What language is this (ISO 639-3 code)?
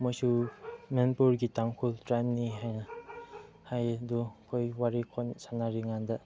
mni